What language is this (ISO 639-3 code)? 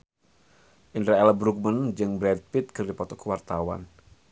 sun